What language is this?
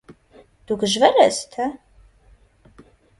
Armenian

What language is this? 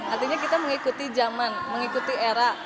Indonesian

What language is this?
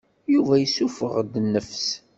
Kabyle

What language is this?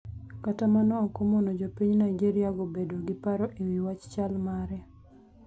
Luo (Kenya and Tanzania)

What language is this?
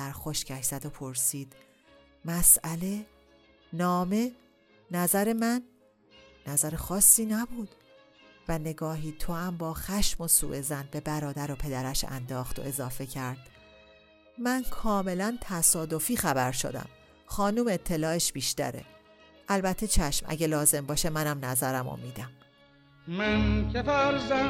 Persian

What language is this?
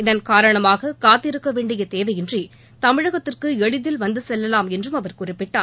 Tamil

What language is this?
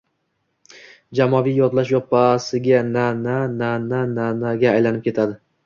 Uzbek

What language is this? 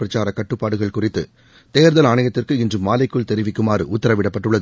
Tamil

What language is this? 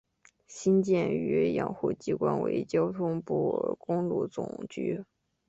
Chinese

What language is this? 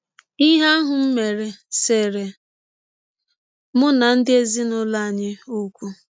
Igbo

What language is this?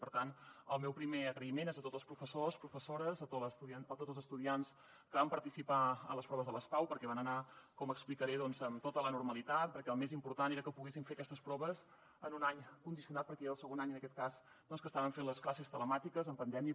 Catalan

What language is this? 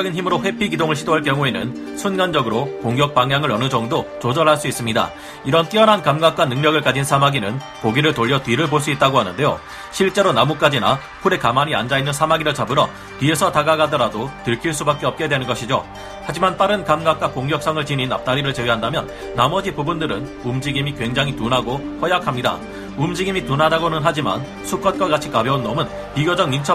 Korean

